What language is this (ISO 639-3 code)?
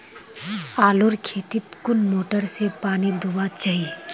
mag